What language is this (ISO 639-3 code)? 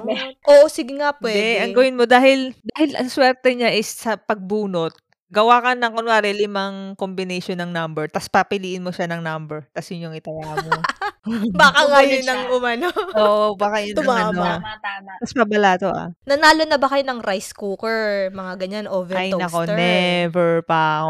fil